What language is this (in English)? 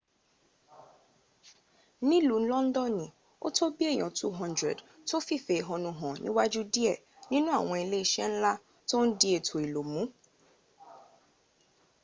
Yoruba